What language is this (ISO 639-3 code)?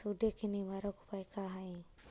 mag